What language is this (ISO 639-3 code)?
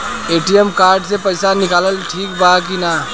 bho